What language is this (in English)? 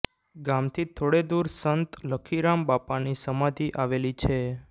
Gujarati